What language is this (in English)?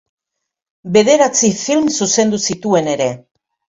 Basque